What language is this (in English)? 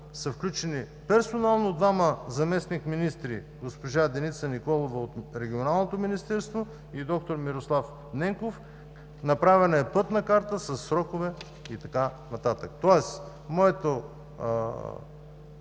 Bulgarian